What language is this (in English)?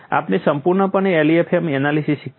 Gujarati